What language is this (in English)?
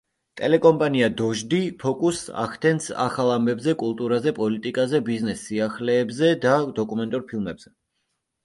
Georgian